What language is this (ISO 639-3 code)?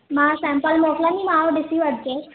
snd